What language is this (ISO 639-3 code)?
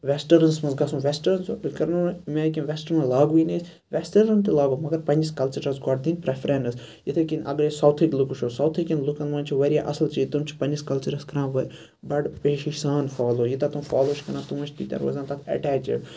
kas